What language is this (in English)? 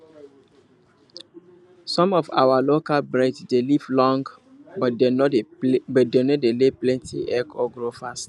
Nigerian Pidgin